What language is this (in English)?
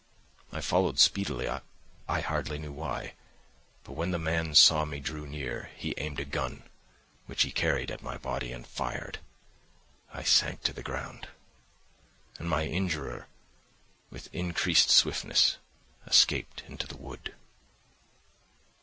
English